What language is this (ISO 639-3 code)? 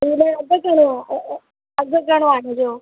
snd